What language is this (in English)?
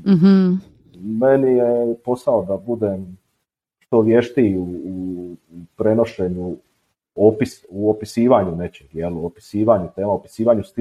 Croatian